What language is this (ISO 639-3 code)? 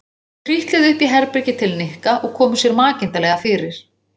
isl